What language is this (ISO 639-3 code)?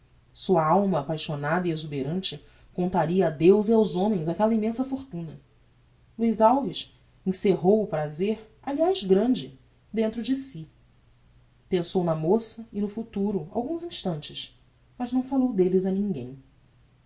por